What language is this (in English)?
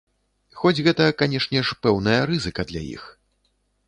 Belarusian